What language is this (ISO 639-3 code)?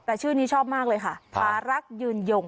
tha